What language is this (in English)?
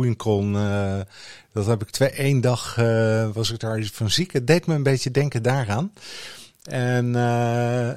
Dutch